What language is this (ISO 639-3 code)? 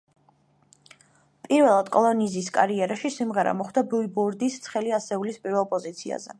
kat